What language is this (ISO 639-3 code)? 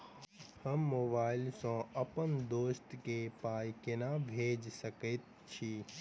mai